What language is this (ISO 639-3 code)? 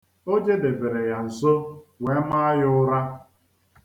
ibo